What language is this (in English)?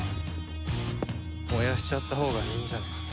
Japanese